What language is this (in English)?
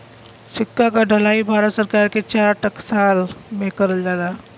Bhojpuri